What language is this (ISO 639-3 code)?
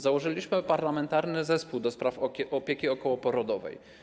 pol